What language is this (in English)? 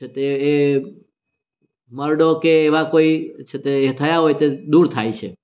Gujarati